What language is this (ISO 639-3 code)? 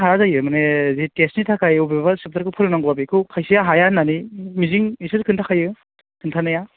brx